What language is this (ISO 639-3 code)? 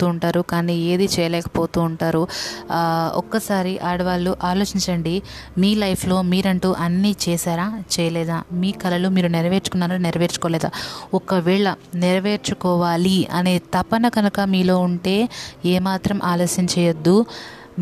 tel